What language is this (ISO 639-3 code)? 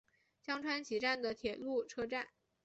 zho